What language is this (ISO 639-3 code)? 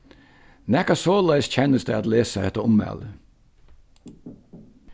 fao